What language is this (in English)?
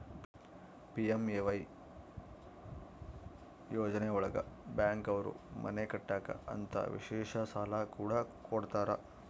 Kannada